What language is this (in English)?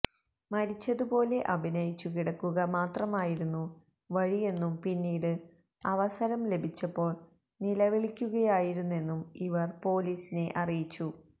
Malayalam